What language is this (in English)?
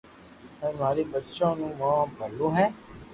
Loarki